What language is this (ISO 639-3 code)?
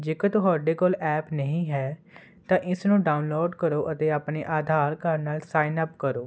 pan